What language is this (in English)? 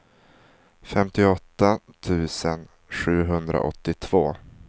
Swedish